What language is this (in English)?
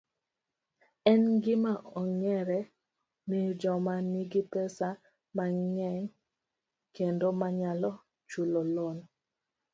Luo (Kenya and Tanzania)